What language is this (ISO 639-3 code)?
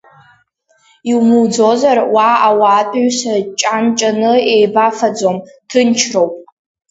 abk